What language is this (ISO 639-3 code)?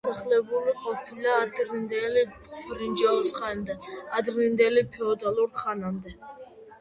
kat